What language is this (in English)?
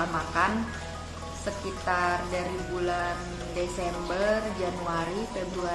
Indonesian